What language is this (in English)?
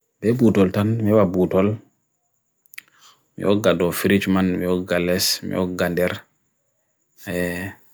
Bagirmi Fulfulde